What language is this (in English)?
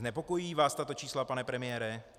Czech